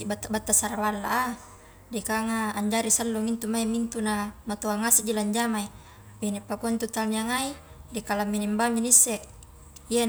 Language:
Highland Konjo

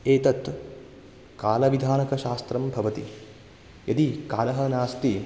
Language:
Sanskrit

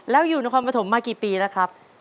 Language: Thai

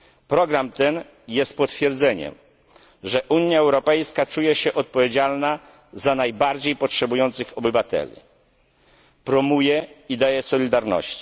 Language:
Polish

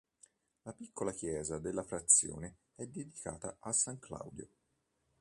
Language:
Italian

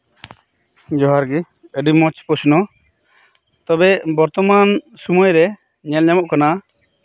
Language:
Santali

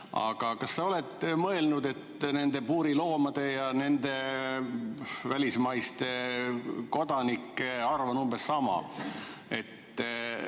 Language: Estonian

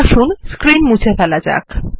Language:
Bangla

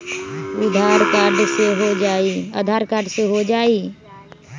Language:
Magahi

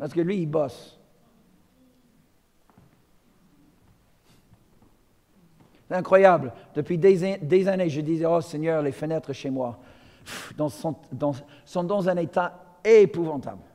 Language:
French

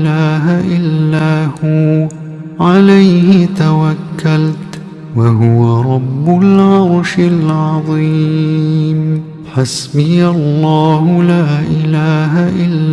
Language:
Arabic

